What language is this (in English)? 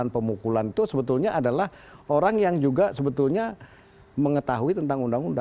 Indonesian